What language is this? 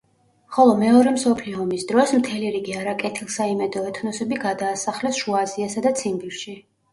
Georgian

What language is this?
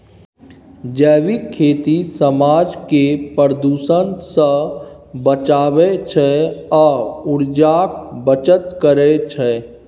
Maithili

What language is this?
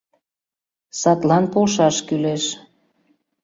Mari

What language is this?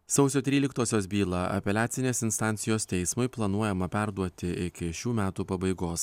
Lithuanian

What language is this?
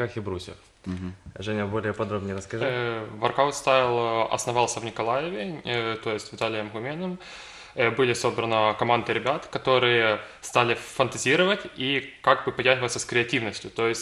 Russian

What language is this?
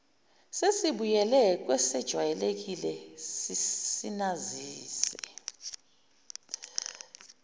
Zulu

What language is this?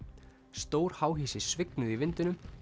Icelandic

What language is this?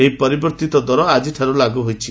Odia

